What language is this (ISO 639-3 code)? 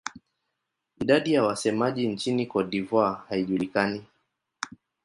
swa